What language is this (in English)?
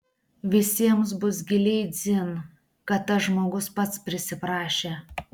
Lithuanian